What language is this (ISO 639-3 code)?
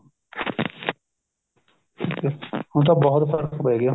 pan